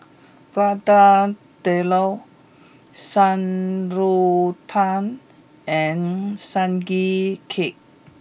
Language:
English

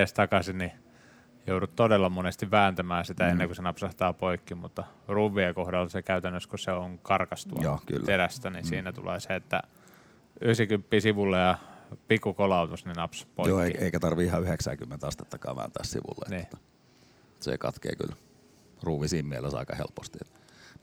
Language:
Finnish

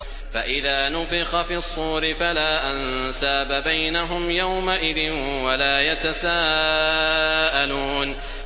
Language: Arabic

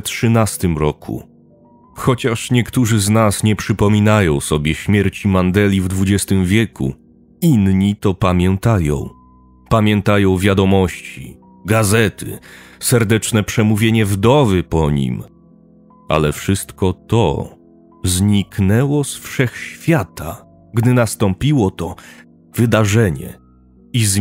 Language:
Polish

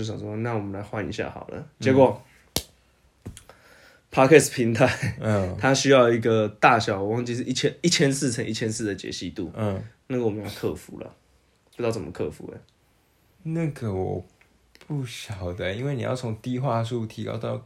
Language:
Chinese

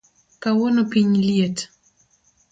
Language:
Luo (Kenya and Tanzania)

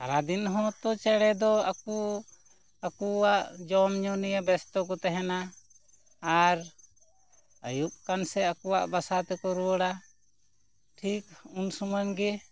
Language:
Santali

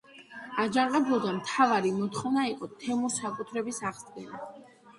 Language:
Georgian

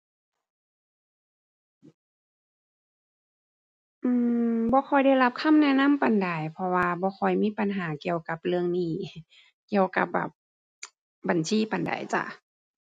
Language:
Thai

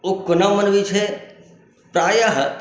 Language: Maithili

